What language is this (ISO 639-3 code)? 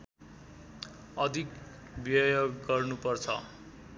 nep